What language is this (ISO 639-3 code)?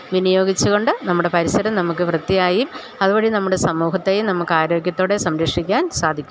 mal